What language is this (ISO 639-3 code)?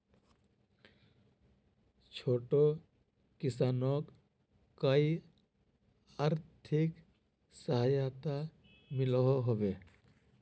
mag